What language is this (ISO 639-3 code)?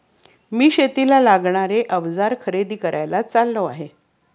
mar